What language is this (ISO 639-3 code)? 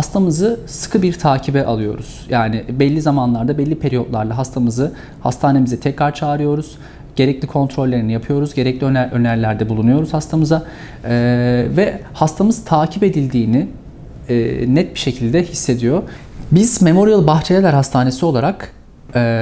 tur